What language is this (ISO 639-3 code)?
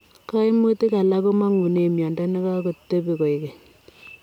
kln